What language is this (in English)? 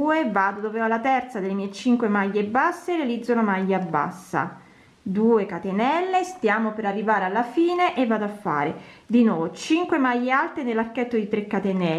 Italian